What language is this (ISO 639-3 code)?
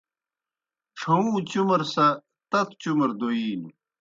plk